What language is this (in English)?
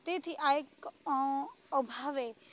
Gujarati